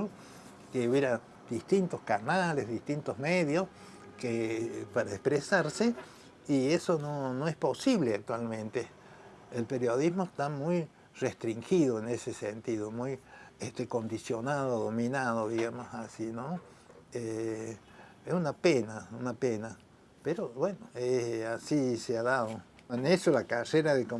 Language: Spanish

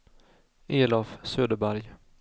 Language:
Swedish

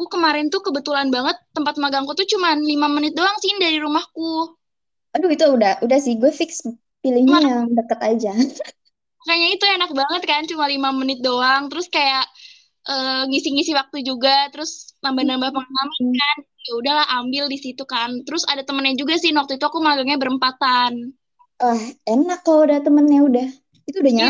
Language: Indonesian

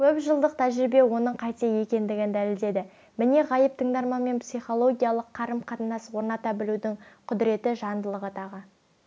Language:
Kazakh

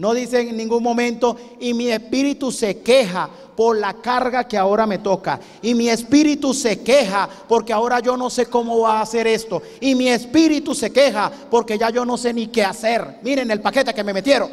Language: Spanish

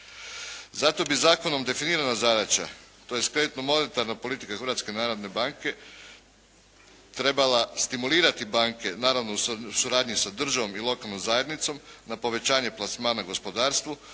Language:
Croatian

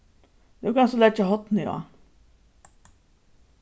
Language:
Faroese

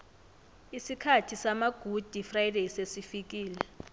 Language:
South Ndebele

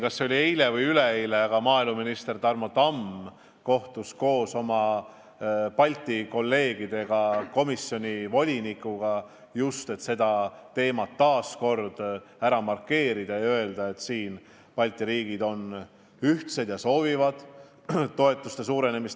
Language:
Estonian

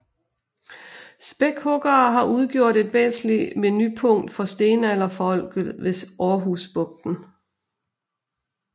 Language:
Danish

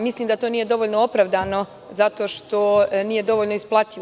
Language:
Serbian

